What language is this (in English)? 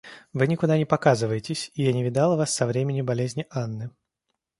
Russian